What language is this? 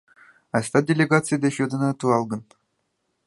Mari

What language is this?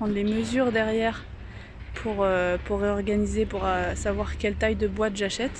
French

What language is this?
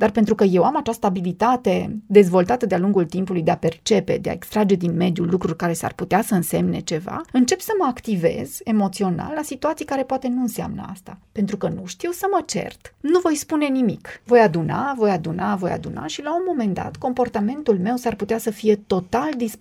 Romanian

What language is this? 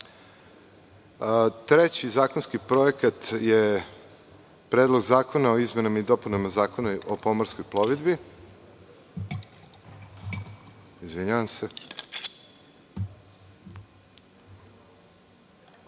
Serbian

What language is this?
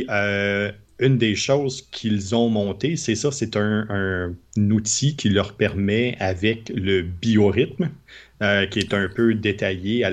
French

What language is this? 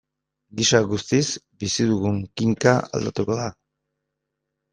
Basque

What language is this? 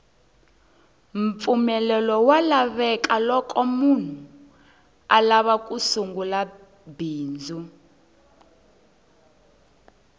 Tsonga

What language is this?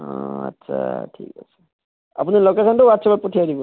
Assamese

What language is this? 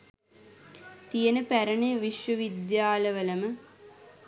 Sinhala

